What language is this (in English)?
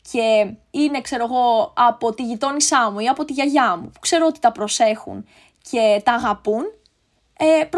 Greek